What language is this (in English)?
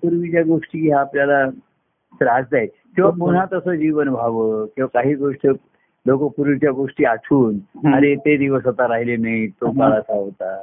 Marathi